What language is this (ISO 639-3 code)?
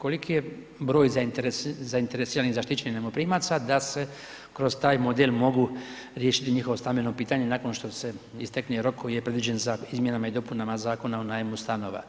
hrv